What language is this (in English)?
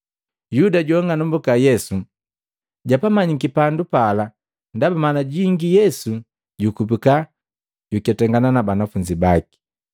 Matengo